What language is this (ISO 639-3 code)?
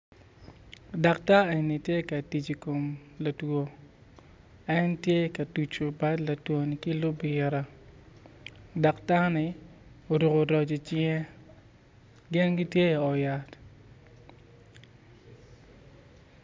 ach